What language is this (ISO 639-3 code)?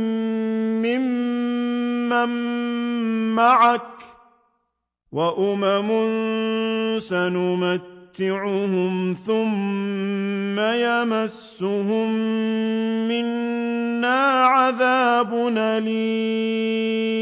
ara